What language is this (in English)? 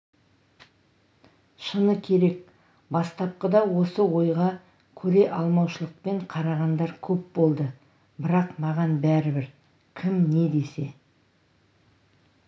Kazakh